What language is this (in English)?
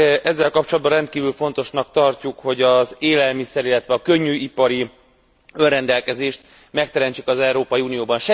Hungarian